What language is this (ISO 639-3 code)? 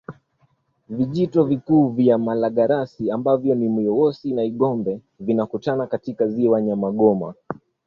swa